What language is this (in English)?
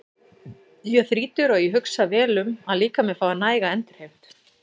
Icelandic